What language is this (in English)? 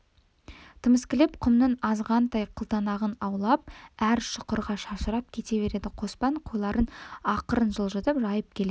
Kazakh